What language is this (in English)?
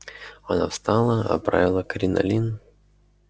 Russian